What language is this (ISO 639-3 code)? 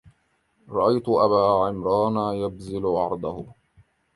ara